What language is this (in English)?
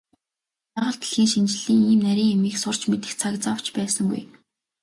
Mongolian